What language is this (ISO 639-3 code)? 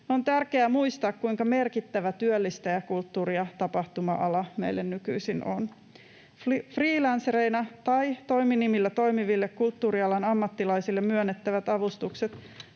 fin